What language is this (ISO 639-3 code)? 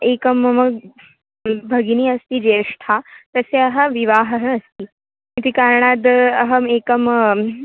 san